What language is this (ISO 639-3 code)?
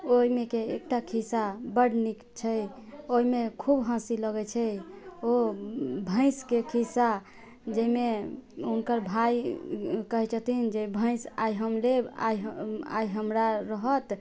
mai